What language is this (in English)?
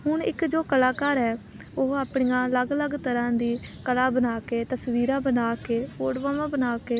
Punjabi